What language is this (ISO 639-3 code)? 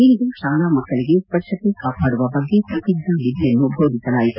kan